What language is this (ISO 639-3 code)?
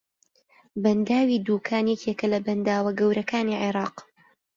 ckb